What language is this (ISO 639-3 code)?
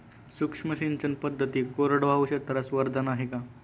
mar